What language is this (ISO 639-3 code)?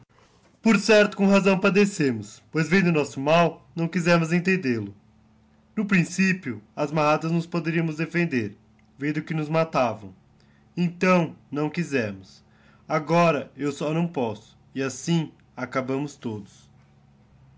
por